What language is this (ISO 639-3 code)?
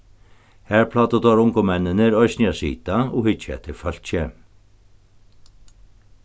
fao